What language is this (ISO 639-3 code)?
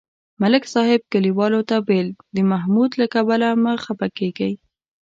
pus